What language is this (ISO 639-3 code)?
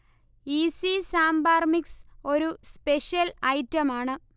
mal